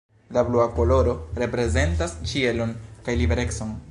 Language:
Esperanto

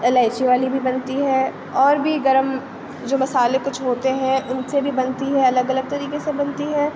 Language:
Urdu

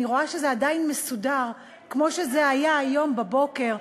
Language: Hebrew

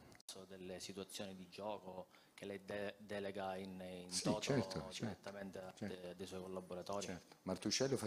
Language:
Italian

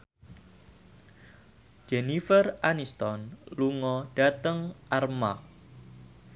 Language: Javanese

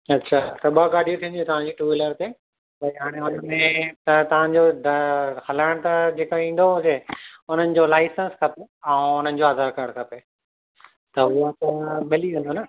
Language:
Sindhi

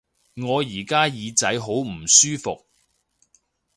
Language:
Cantonese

